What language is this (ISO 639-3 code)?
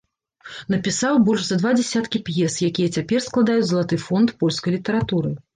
bel